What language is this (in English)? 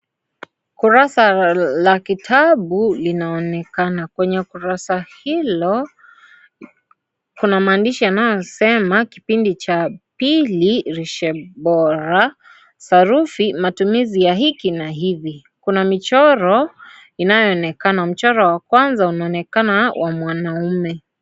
Swahili